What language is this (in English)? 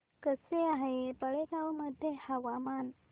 Marathi